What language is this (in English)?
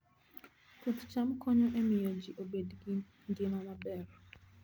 Luo (Kenya and Tanzania)